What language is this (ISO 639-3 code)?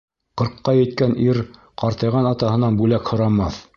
bak